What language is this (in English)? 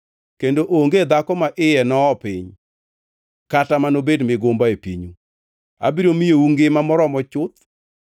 Luo (Kenya and Tanzania)